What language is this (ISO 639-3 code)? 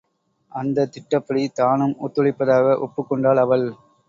tam